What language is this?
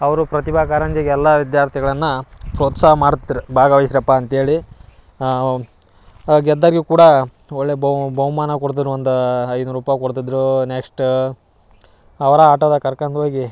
Kannada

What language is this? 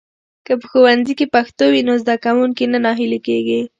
Pashto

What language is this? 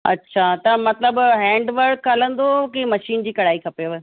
Sindhi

